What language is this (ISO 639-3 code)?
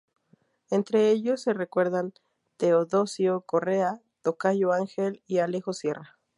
spa